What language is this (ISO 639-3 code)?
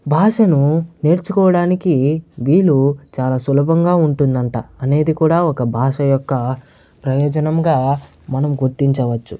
tel